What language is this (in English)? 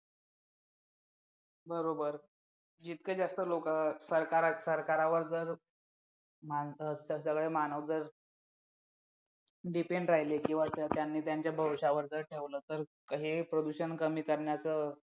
Marathi